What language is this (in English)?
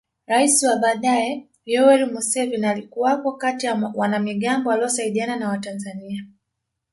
Swahili